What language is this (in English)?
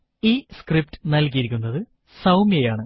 Malayalam